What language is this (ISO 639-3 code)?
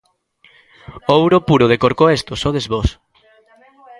glg